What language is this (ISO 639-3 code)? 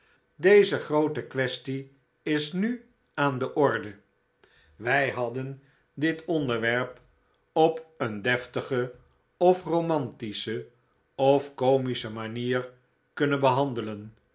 nld